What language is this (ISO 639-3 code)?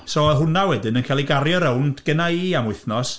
cym